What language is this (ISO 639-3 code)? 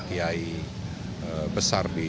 ind